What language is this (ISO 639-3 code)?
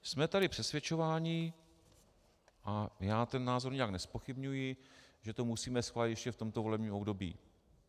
ces